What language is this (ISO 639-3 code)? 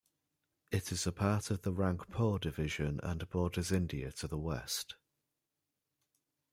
eng